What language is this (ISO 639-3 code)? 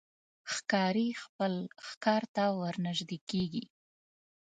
pus